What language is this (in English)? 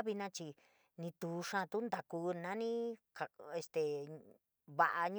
San Miguel El Grande Mixtec